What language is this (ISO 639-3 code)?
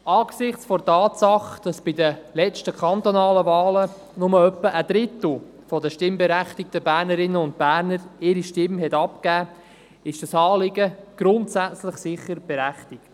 gsw